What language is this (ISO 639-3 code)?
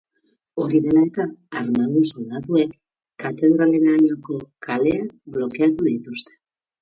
eus